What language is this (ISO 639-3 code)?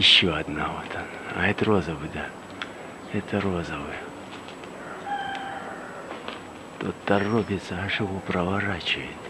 rus